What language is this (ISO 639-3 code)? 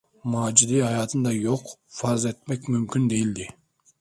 tur